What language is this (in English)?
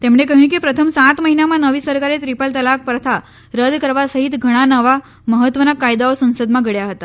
Gujarati